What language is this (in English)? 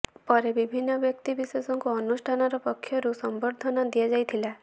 Odia